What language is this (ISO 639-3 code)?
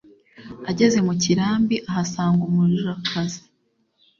kin